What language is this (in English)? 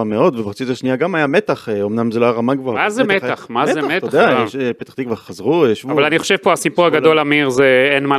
Hebrew